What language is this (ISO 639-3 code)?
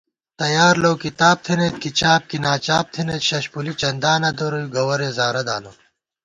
gwt